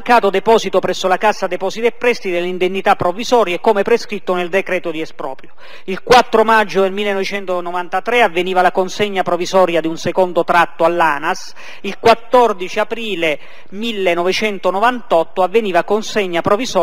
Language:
Italian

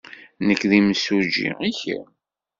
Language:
Kabyle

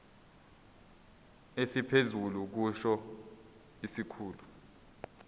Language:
Zulu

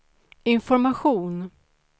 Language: Swedish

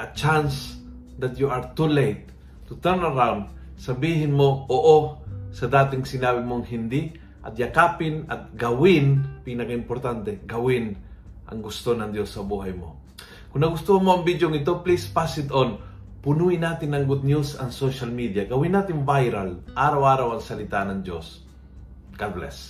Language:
Filipino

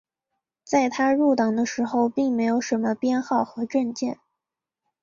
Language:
Chinese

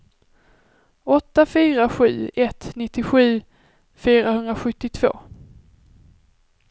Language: Swedish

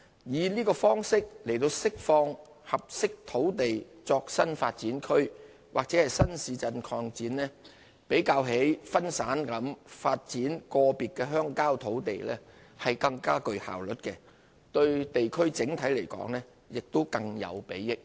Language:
Cantonese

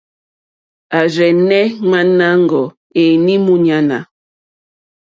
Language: Mokpwe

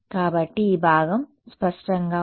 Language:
Telugu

